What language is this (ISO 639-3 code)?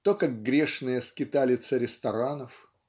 rus